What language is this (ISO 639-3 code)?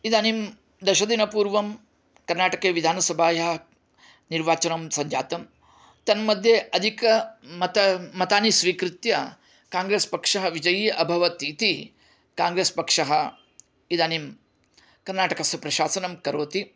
san